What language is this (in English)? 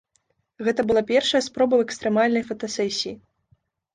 Belarusian